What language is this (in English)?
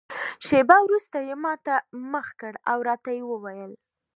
Pashto